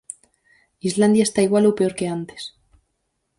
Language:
Galician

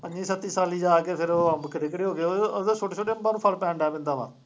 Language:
Punjabi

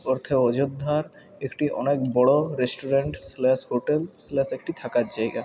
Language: Bangla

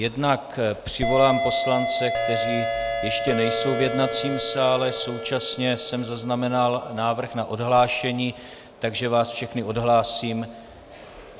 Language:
Czech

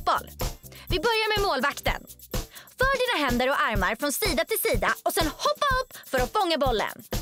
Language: Swedish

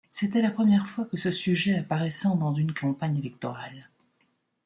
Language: French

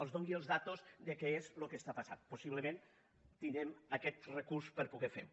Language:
Catalan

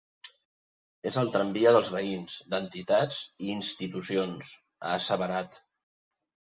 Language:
Catalan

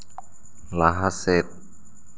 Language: Santali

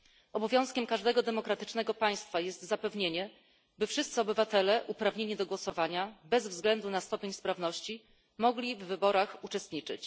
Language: Polish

